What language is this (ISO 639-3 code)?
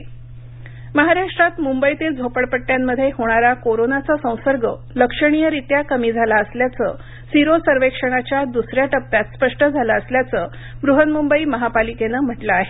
mar